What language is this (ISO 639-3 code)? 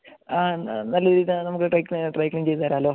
mal